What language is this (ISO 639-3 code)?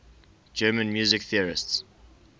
eng